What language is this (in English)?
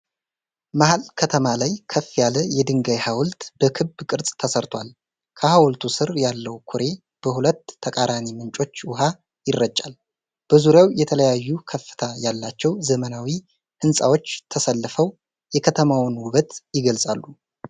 Amharic